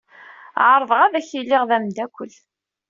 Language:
Kabyle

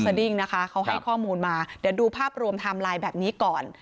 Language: Thai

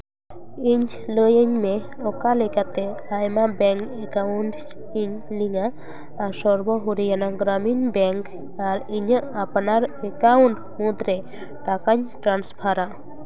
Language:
Santali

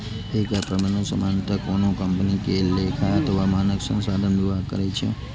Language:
Maithili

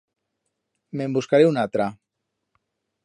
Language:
Aragonese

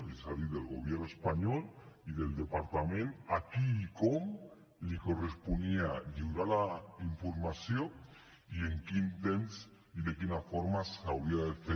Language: Catalan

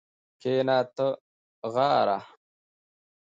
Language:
Pashto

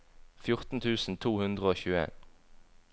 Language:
Norwegian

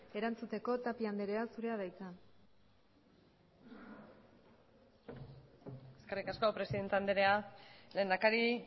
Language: Basque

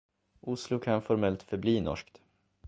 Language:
Swedish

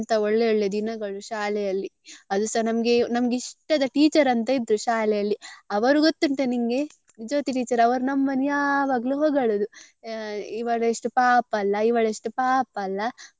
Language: Kannada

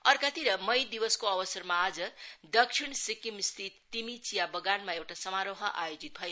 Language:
Nepali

